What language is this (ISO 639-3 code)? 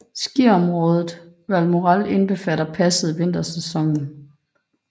dan